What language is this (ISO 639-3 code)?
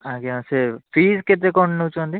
ori